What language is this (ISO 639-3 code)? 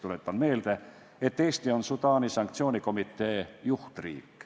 est